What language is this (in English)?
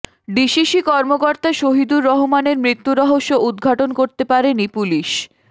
Bangla